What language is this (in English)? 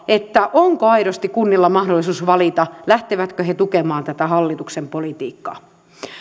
Finnish